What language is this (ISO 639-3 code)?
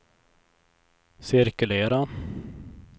swe